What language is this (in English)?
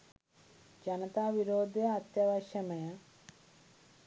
Sinhala